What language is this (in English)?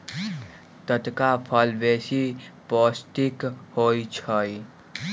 Magahi